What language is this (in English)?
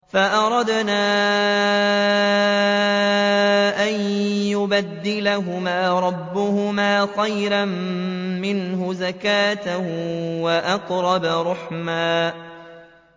Arabic